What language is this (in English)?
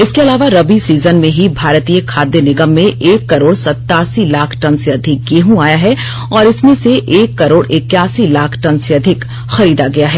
Hindi